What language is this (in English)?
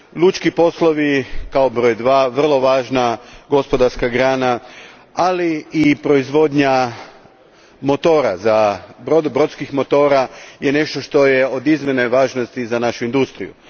Croatian